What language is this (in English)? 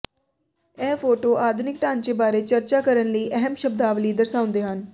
Punjabi